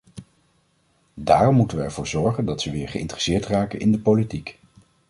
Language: Dutch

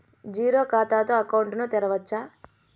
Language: Telugu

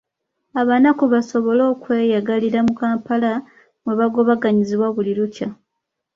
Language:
Ganda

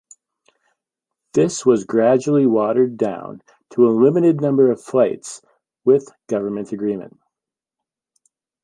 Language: English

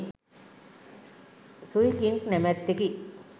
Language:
Sinhala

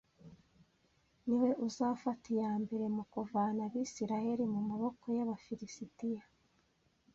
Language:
Kinyarwanda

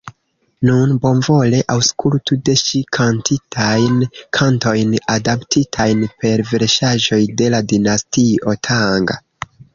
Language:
Esperanto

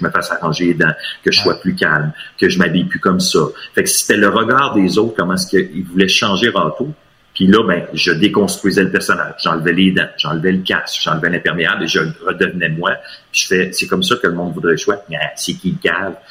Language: French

